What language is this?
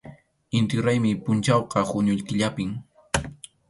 Arequipa-La Unión Quechua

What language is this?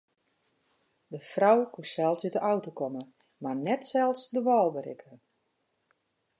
Western Frisian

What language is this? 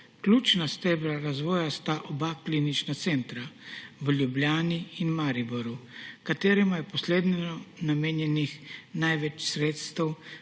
Slovenian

